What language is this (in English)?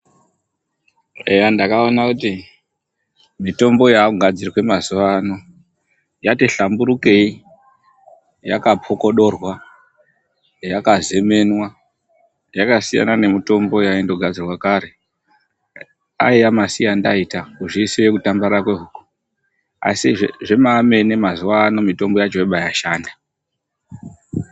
Ndau